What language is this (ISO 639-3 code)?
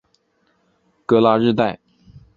zho